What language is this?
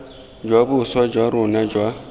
Tswana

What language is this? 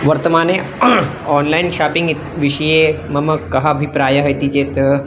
Sanskrit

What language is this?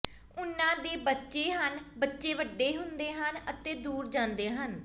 Punjabi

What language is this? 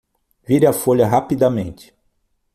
Portuguese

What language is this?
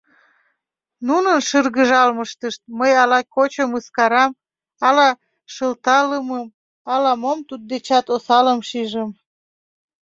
Mari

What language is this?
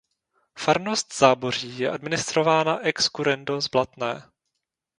Czech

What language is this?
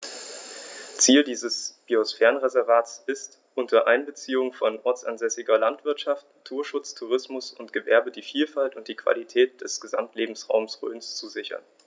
German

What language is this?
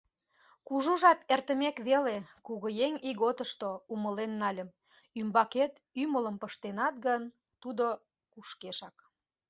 Mari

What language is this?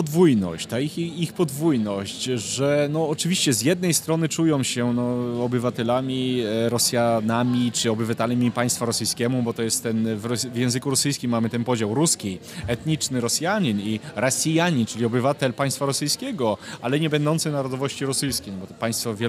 Polish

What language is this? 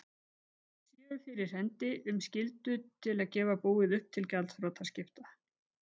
Icelandic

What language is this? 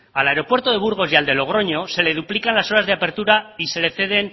Spanish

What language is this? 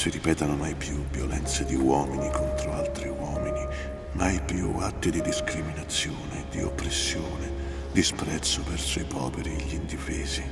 Italian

